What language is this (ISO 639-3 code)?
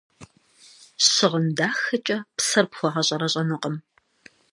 kbd